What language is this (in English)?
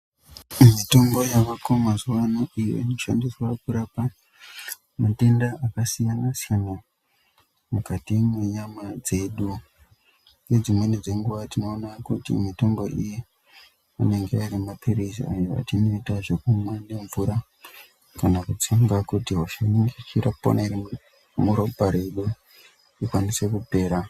Ndau